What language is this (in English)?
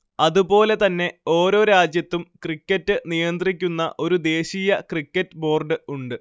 Malayalam